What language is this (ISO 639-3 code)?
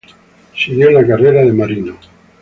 spa